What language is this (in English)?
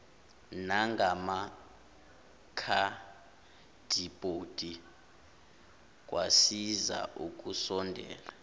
Zulu